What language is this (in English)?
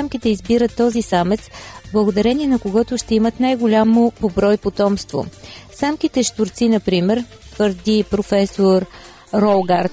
Bulgarian